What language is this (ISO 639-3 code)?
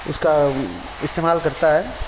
urd